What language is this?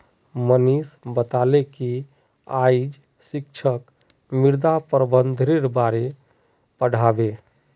Magahi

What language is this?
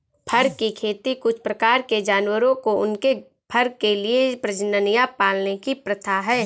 Hindi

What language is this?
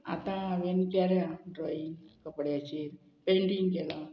Konkani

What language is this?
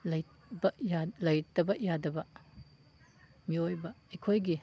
Manipuri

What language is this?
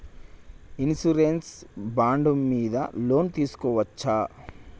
Telugu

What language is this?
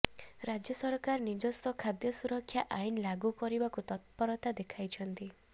Odia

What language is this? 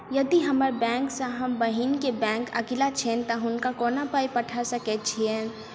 Maithili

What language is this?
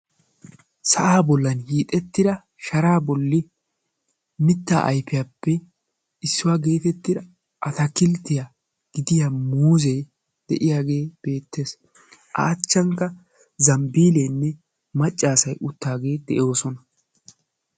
Wolaytta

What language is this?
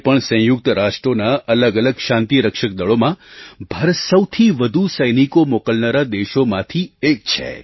Gujarati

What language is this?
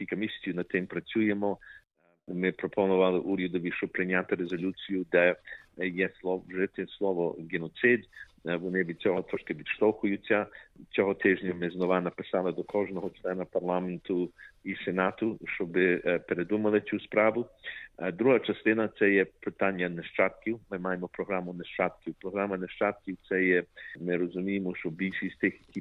Ukrainian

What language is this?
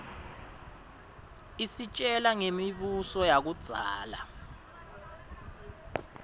Swati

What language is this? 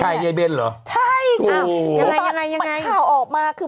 Thai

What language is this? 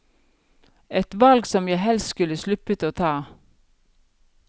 Norwegian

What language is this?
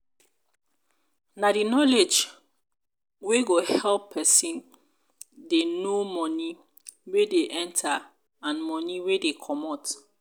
Nigerian Pidgin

